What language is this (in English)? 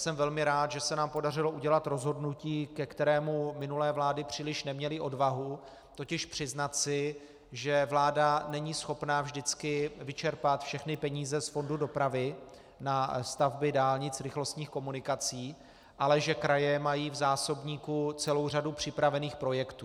Czech